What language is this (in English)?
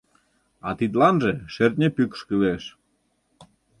Mari